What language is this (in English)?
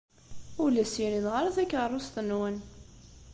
Kabyle